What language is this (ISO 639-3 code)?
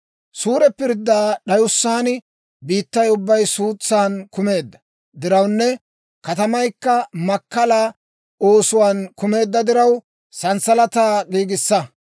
dwr